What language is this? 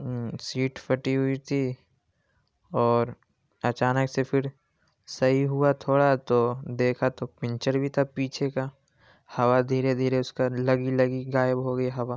Urdu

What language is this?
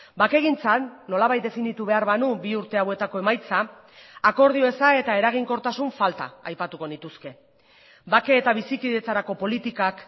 Basque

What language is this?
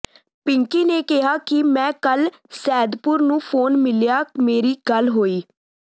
Punjabi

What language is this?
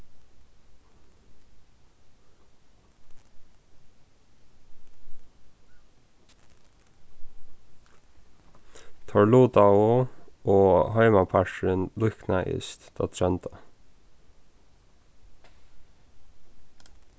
Faroese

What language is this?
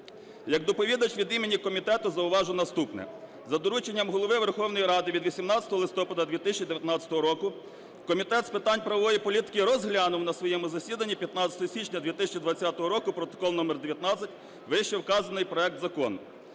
Ukrainian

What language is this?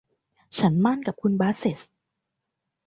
Thai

